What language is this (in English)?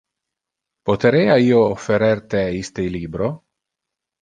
Interlingua